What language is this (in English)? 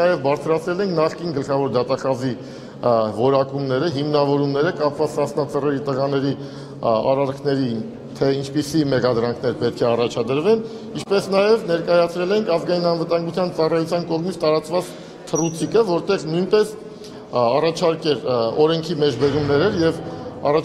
Turkish